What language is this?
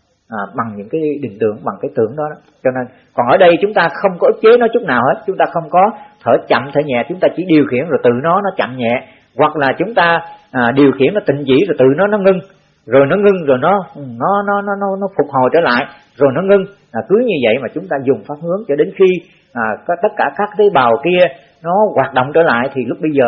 Vietnamese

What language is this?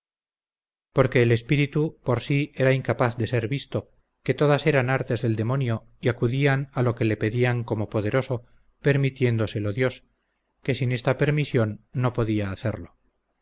Spanish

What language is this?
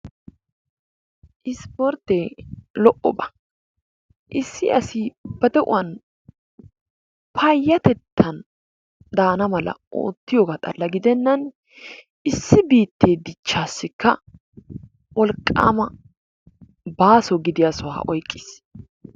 Wolaytta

